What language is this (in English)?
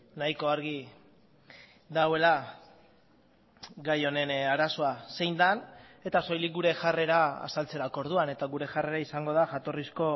Basque